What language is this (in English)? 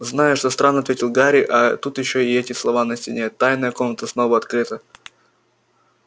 Russian